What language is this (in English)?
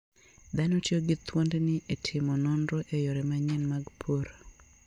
Luo (Kenya and Tanzania)